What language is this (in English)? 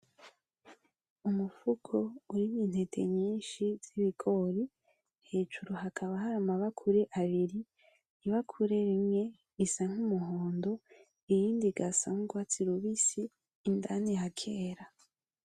Rundi